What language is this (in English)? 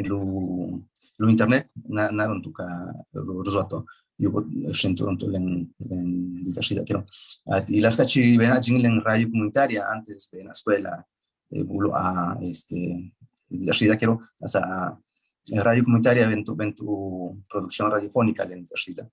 Italian